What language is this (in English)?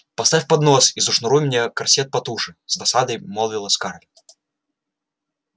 Russian